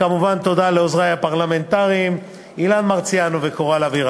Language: Hebrew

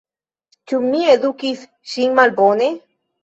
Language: Esperanto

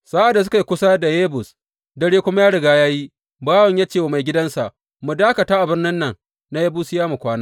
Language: Hausa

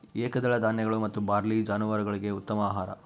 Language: Kannada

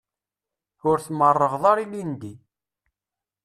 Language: Kabyle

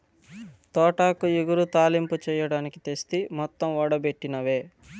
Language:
Telugu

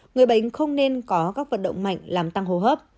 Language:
Vietnamese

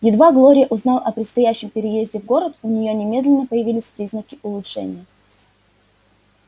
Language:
Russian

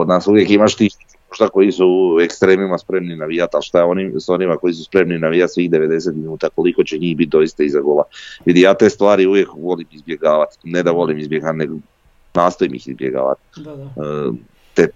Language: Croatian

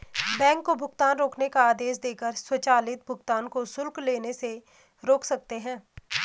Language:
Hindi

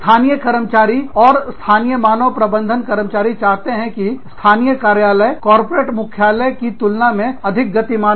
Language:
Hindi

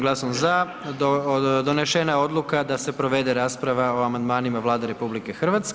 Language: Croatian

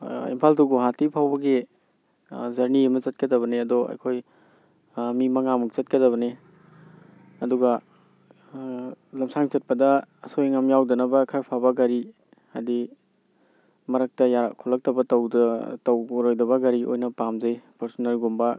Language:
Manipuri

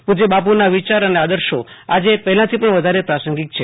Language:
Gujarati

